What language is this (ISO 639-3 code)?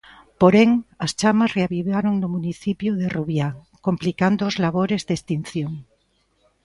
glg